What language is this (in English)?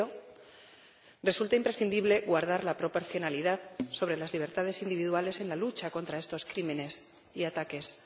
Spanish